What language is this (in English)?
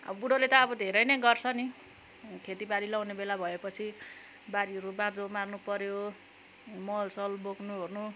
Nepali